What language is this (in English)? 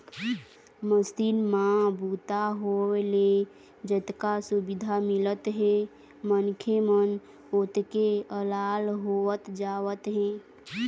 Chhattisgarhi